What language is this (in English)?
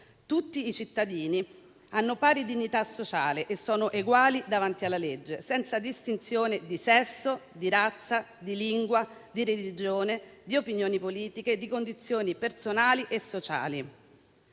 Italian